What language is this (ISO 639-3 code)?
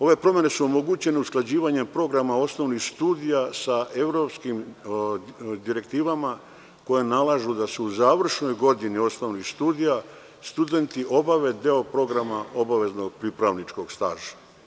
srp